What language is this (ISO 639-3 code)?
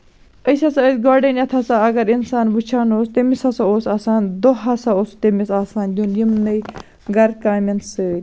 kas